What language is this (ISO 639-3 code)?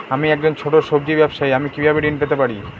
ben